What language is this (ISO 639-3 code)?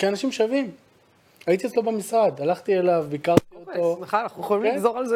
heb